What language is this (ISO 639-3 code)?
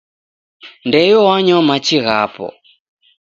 dav